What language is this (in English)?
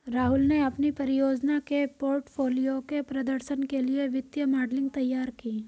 Hindi